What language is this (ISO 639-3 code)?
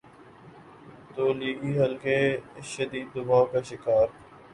urd